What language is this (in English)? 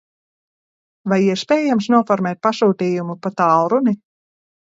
Latvian